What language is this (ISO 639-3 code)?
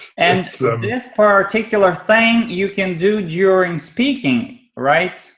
eng